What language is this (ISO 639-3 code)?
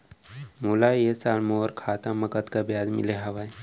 hne